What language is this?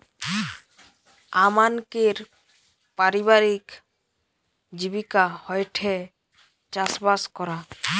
Bangla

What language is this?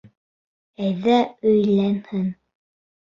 Bashkir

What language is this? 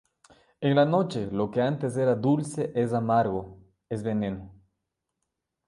Spanish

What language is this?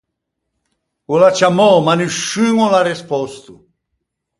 Ligurian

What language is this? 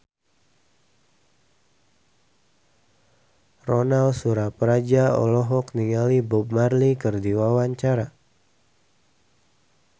Sundanese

